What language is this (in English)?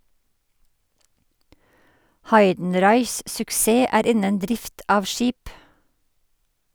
Norwegian